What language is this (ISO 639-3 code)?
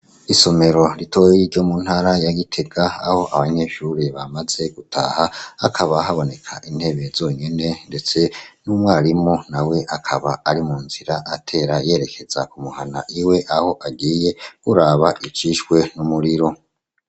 run